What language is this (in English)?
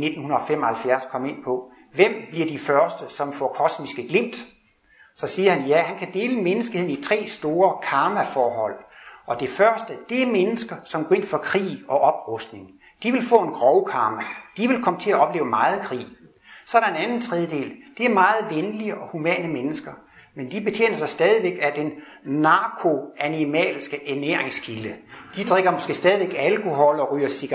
Danish